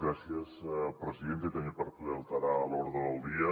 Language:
Catalan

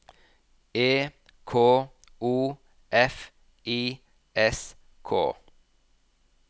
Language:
Norwegian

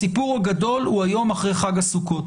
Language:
Hebrew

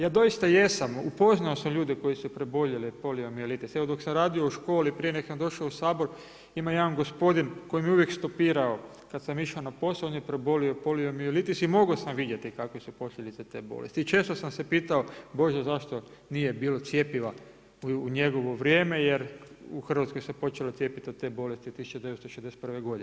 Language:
Croatian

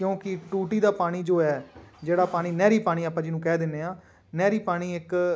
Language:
Punjabi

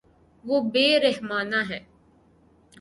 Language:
Urdu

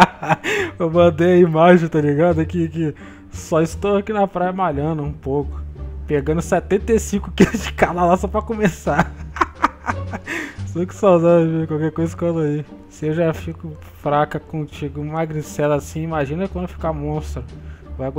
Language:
Portuguese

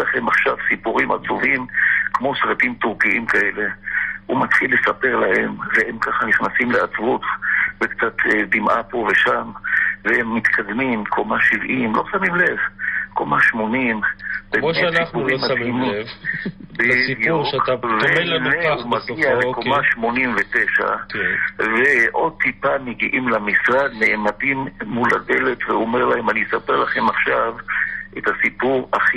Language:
Hebrew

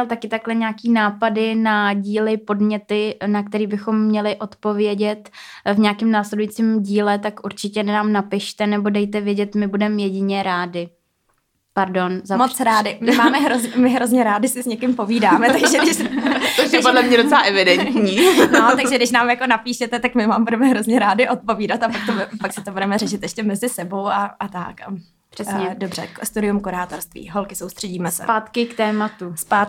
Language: Czech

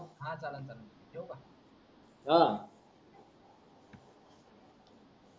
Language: Marathi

